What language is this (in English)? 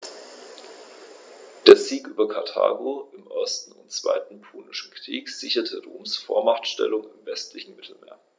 German